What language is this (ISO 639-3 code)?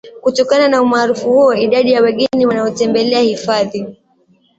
swa